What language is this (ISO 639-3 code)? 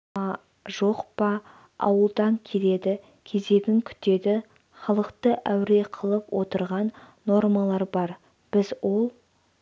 kaz